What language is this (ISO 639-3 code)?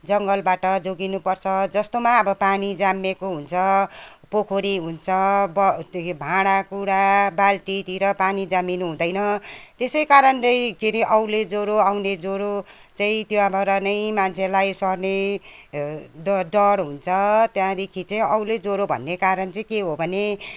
nep